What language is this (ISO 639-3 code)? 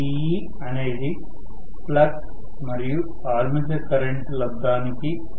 tel